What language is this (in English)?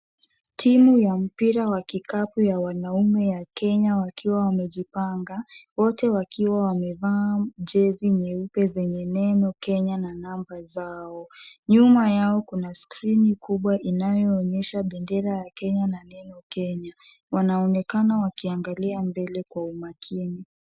Swahili